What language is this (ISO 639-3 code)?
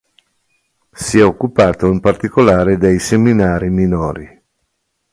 ita